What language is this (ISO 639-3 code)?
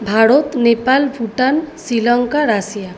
ben